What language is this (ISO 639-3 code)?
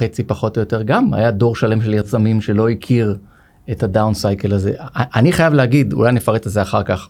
heb